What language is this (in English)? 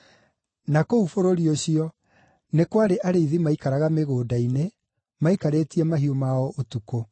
Kikuyu